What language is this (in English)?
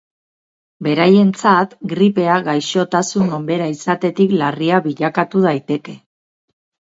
Basque